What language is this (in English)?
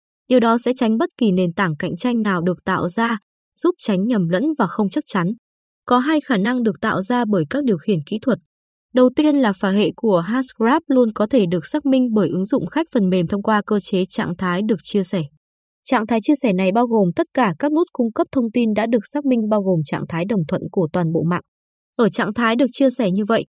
Vietnamese